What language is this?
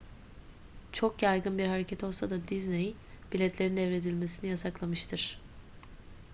Turkish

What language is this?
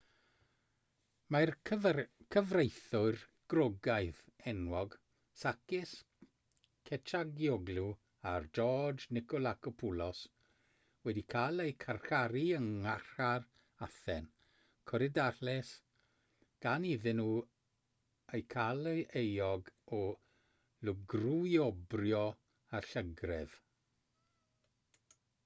Welsh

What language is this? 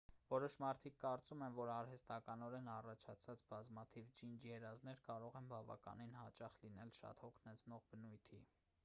Armenian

